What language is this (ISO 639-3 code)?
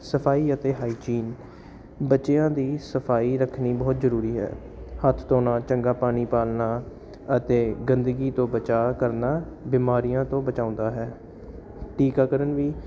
pan